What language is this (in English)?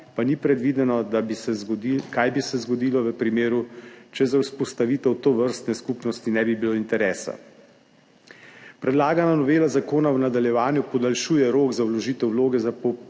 Slovenian